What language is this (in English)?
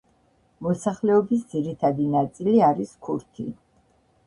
Georgian